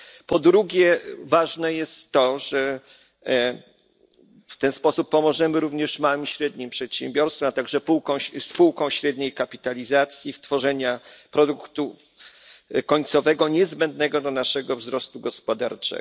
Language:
Polish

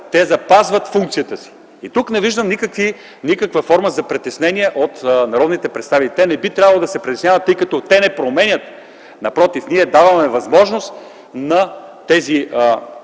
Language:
Bulgarian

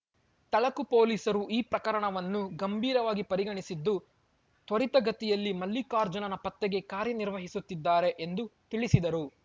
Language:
Kannada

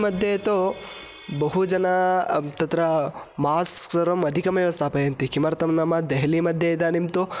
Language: Sanskrit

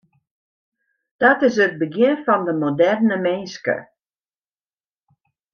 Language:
Western Frisian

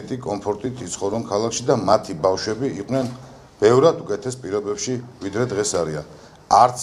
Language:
Georgian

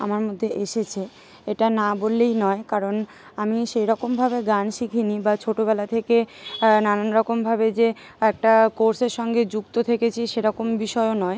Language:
Bangla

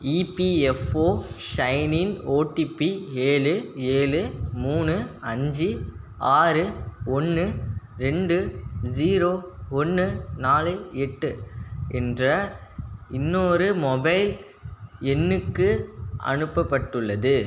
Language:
Tamil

